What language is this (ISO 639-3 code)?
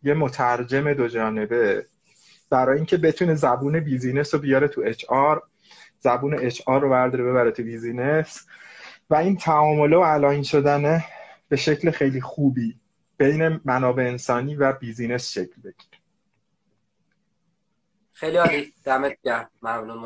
fas